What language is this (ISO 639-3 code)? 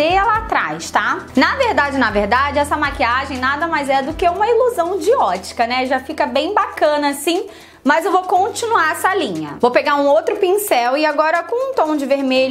por